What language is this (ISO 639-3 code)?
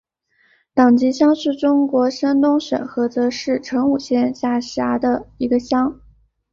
zho